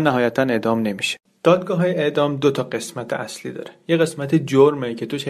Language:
Persian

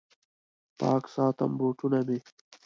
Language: Pashto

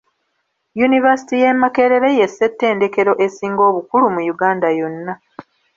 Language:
Ganda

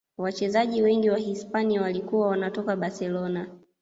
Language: Swahili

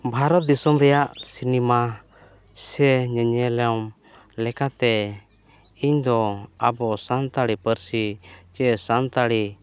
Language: Santali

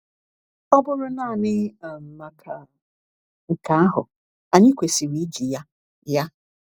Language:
Igbo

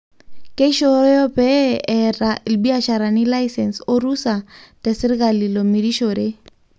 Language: Masai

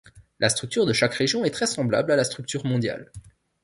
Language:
French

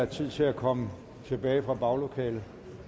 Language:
Danish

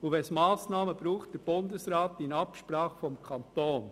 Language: Swiss German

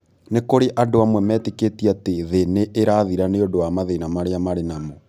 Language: Kikuyu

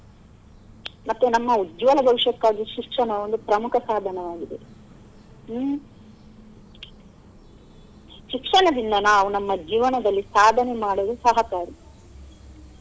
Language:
Kannada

